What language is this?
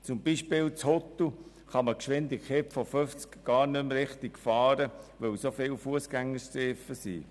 Swiss German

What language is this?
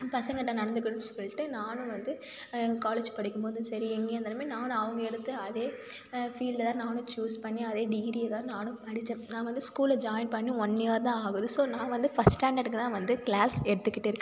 Tamil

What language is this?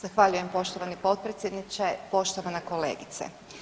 Croatian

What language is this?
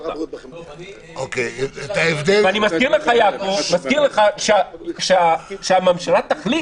Hebrew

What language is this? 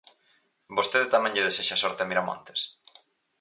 Galician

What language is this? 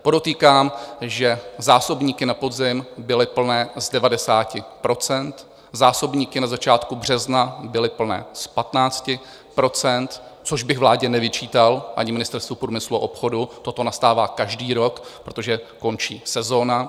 Czech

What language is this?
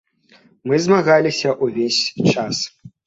Belarusian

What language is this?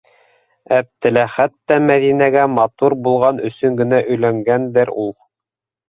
Bashkir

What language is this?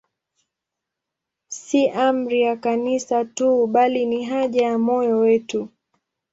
Swahili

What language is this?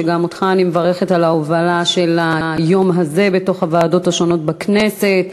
Hebrew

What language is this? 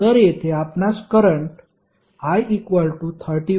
Marathi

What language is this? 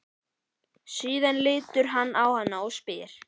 Icelandic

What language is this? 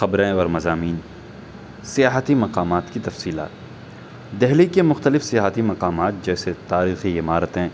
Urdu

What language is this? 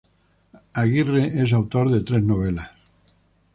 Spanish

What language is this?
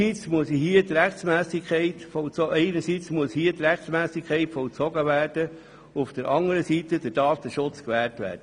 Swiss German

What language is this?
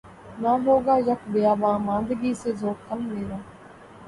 Urdu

